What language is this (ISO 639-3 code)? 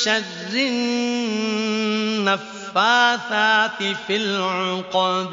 ara